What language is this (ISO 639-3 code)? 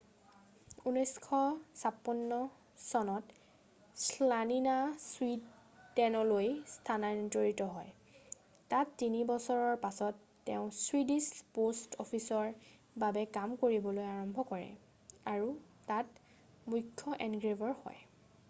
asm